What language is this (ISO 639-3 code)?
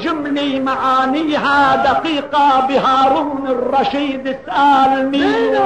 ara